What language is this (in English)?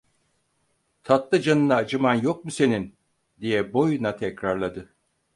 Turkish